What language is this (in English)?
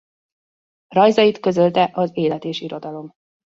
Hungarian